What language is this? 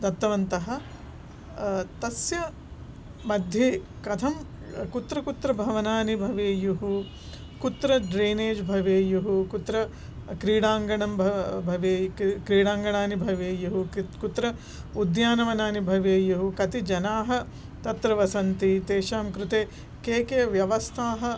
Sanskrit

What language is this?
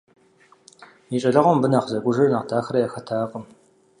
Kabardian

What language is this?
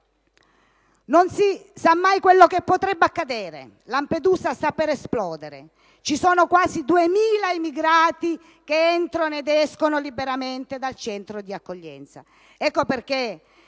Italian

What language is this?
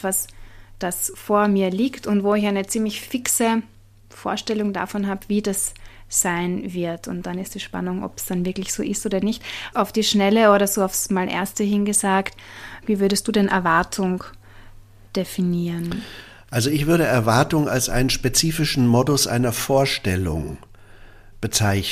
German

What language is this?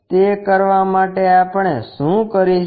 Gujarati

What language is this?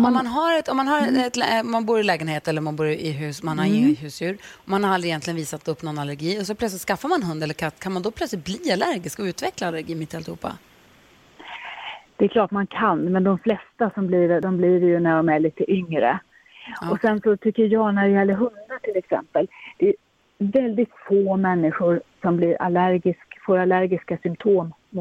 Swedish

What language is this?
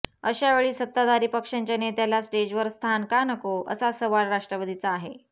Marathi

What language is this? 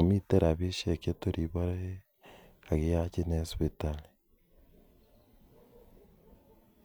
Kalenjin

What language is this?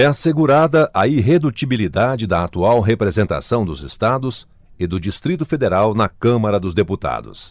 Portuguese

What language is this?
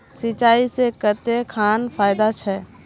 Magahi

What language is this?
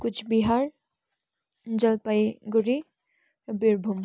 Nepali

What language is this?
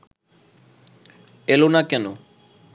Bangla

